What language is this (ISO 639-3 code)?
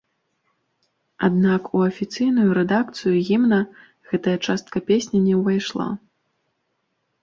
bel